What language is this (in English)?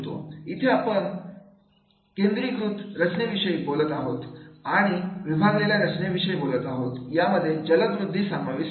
Marathi